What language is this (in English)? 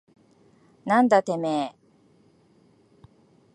Japanese